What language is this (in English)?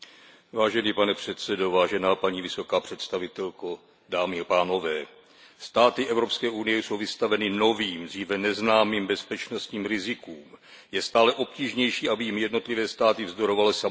Czech